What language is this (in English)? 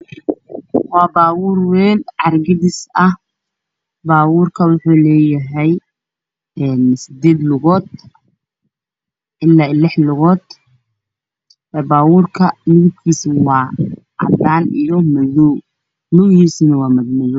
Somali